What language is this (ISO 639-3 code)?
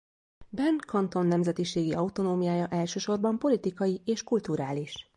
hun